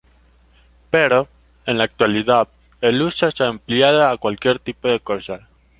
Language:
Spanish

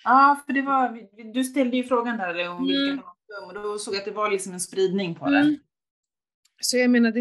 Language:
Swedish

